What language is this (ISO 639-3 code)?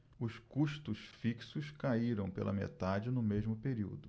por